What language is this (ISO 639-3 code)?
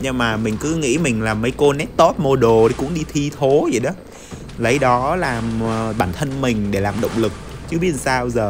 vie